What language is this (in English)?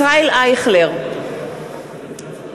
Hebrew